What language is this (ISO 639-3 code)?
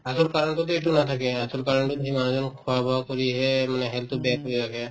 asm